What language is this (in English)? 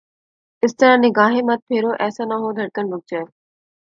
Urdu